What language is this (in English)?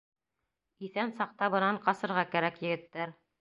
Bashkir